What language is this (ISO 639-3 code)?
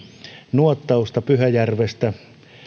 fin